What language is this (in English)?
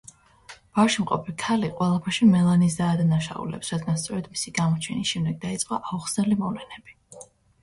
Georgian